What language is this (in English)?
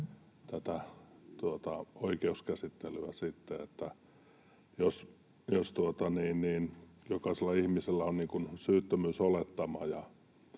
Finnish